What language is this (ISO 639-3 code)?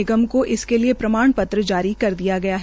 hin